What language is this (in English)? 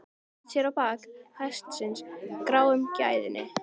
Icelandic